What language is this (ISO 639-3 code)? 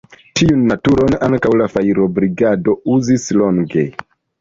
epo